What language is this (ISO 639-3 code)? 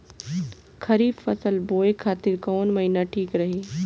bho